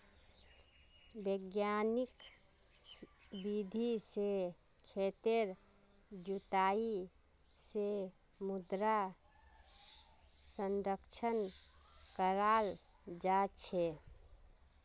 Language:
Magahi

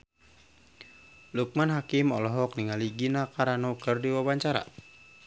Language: Sundanese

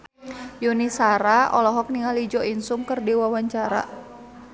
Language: Sundanese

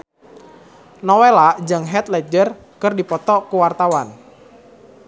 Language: Sundanese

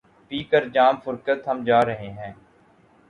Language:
Urdu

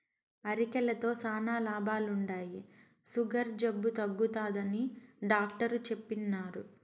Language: Telugu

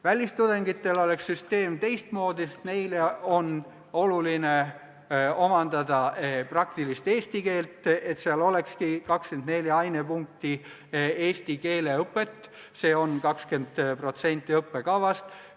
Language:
Estonian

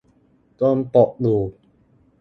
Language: Thai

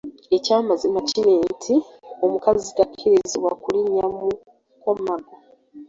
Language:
Ganda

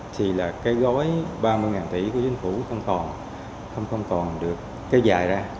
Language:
Vietnamese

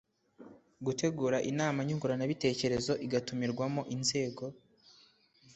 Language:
Kinyarwanda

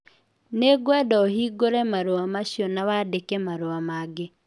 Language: Kikuyu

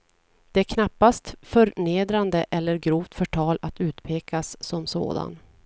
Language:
Swedish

